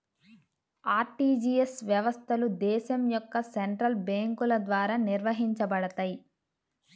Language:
Telugu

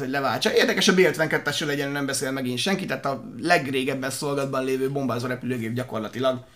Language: Hungarian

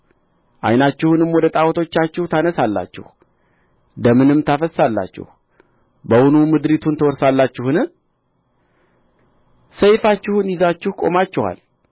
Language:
Amharic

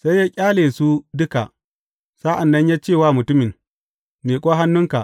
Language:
Hausa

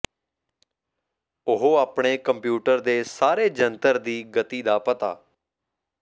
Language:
Punjabi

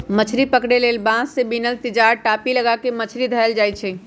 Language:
Magahi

